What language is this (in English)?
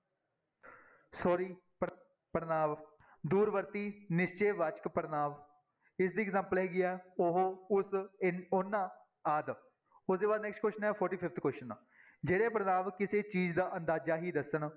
Punjabi